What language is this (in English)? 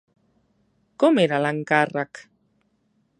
Catalan